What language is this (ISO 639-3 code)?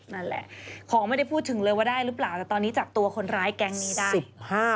tha